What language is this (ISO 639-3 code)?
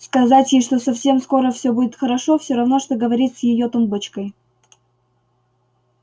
rus